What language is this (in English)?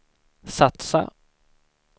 Swedish